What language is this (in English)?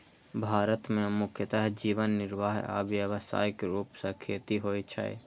Maithili